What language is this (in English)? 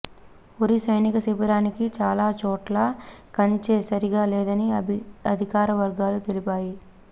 Telugu